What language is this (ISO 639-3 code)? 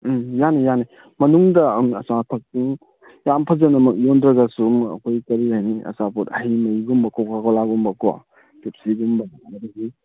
mni